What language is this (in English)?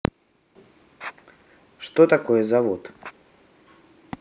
Russian